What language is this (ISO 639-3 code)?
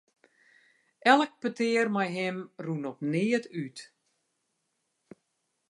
fry